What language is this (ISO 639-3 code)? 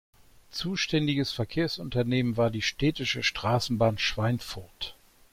deu